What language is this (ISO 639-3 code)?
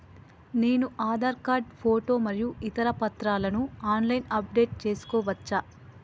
tel